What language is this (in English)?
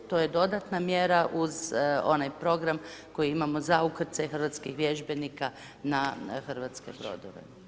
Croatian